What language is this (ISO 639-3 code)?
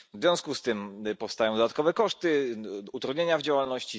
pol